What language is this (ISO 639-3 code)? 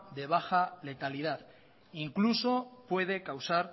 spa